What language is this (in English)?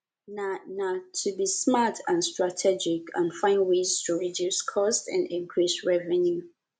Nigerian Pidgin